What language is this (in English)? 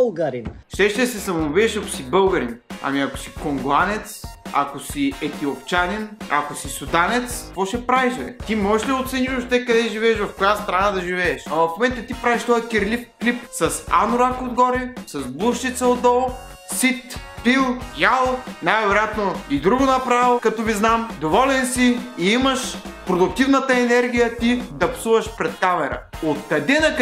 Romanian